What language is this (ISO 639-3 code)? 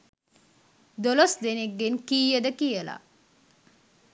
sin